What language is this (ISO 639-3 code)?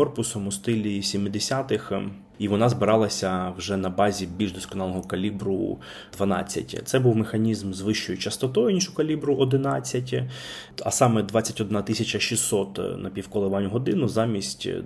ukr